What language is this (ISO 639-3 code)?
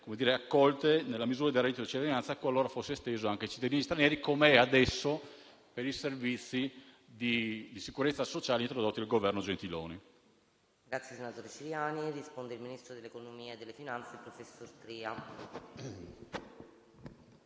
ita